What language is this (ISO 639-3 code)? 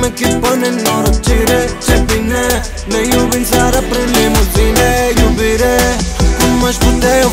ron